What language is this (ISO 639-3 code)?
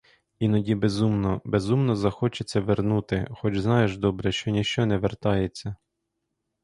ukr